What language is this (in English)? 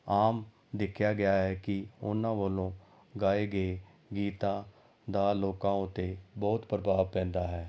Punjabi